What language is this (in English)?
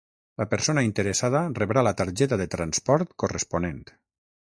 Catalan